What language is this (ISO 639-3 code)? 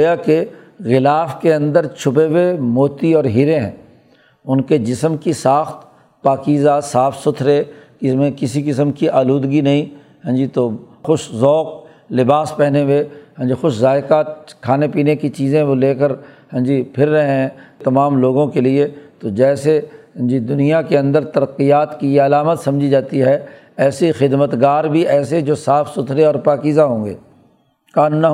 urd